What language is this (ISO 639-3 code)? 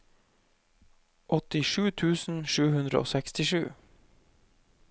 nor